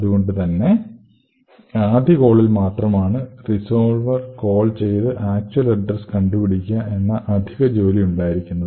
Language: Malayalam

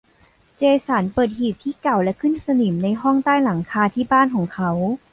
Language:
Thai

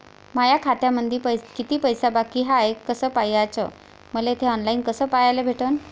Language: Marathi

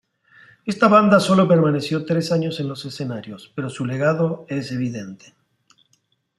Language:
Spanish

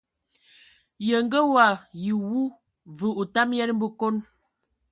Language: Ewondo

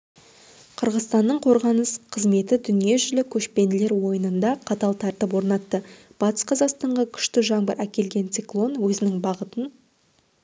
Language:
Kazakh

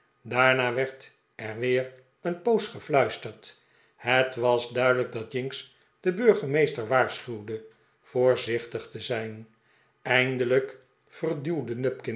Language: Dutch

